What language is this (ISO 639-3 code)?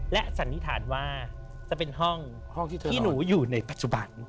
tha